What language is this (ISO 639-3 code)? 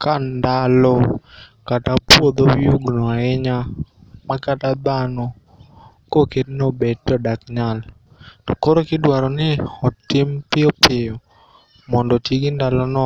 luo